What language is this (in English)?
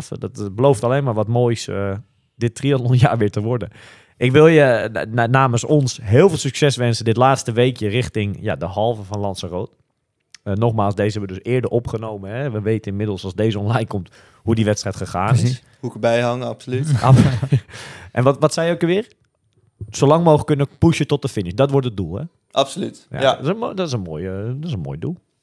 Dutch